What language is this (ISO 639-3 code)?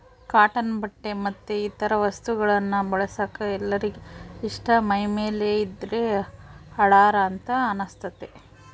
kan